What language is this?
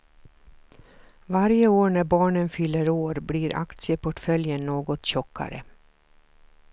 Swedish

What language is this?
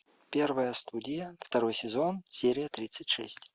Russian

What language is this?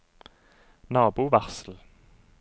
Norwegian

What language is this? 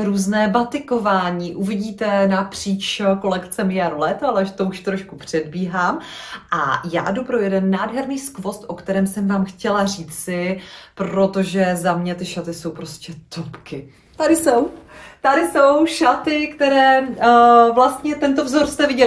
Czech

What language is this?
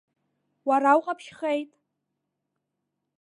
Abkhazian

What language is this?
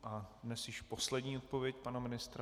Czech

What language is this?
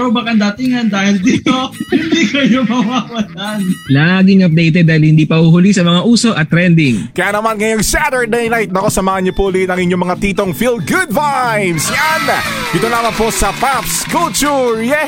Filipino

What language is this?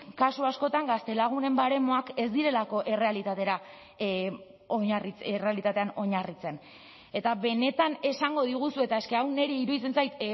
Basque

